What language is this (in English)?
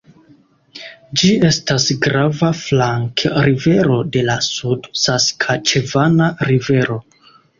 Esperanto